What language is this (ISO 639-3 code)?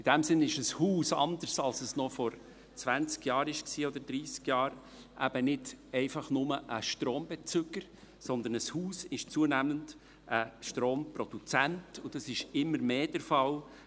gsw